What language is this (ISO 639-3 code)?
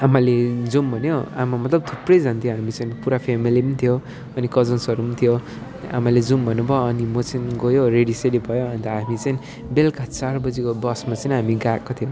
nep